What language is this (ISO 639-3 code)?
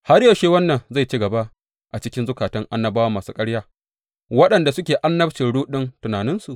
hau